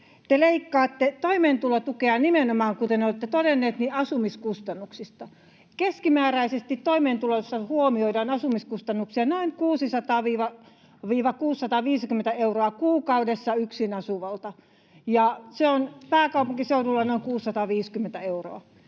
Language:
Finnish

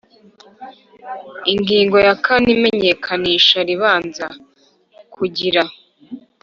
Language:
Kinyarwanda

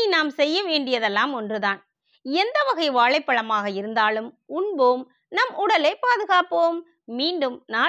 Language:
Tamil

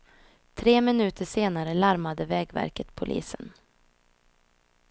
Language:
Swedish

